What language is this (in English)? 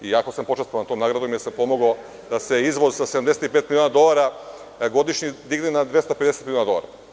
Serbian